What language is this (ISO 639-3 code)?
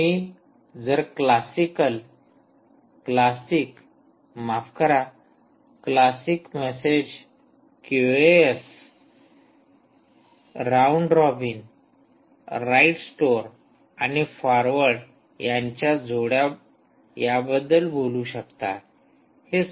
mar